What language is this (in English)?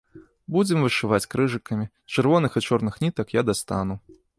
Belarusian